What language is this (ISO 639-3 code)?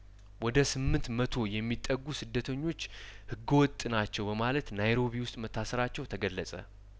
amh